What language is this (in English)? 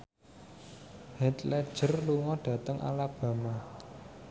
Javanese